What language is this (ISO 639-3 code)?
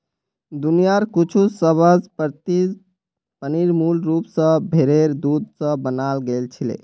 mag